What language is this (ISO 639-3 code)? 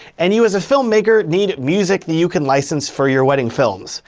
eng